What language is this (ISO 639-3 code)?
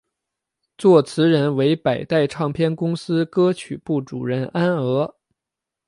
zho